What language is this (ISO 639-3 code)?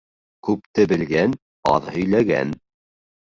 bak